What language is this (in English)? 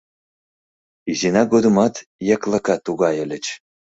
Mari